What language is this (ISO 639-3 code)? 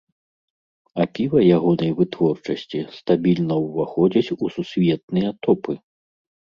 bel